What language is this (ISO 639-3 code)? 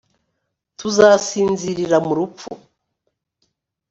kin